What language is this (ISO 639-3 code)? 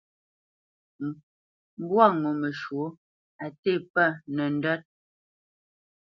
bce